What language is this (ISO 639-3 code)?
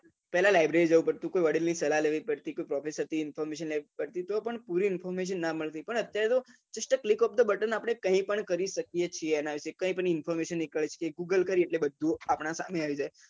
guj